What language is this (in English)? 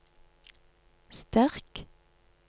Norwegian